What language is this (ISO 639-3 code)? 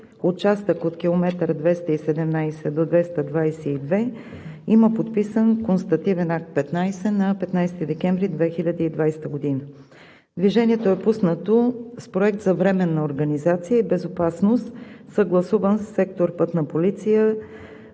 bul